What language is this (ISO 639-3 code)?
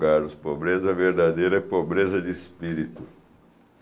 por